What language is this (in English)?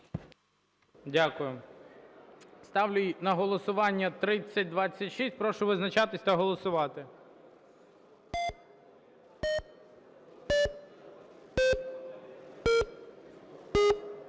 Ukrainian